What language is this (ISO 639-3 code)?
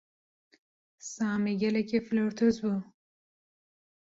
kur